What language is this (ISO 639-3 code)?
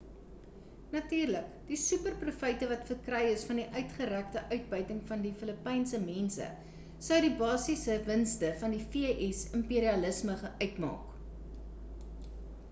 afr